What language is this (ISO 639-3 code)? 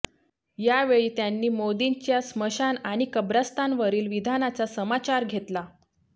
mar